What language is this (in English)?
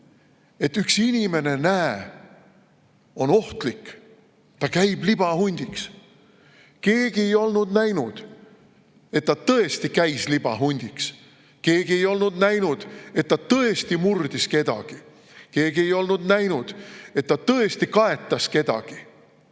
Estonian